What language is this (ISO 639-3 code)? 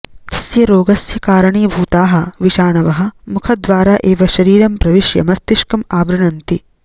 san